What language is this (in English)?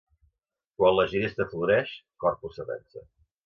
Catalan